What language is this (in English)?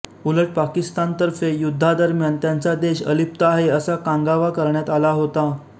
Marathi